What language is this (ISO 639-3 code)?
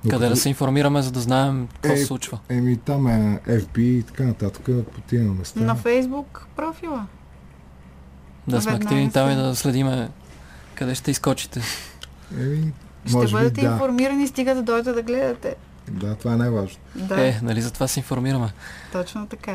bul